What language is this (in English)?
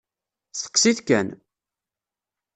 Kabyle